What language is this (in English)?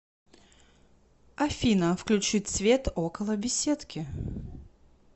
Russian